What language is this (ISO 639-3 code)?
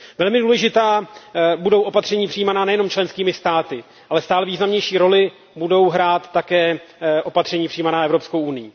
ces